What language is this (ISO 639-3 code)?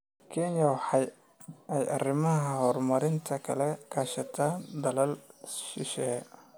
som